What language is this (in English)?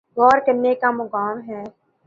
Urdu